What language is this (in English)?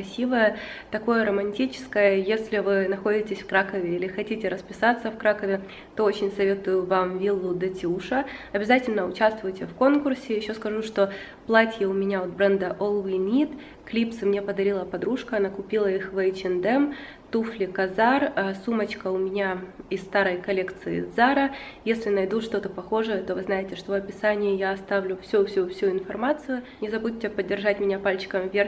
Russian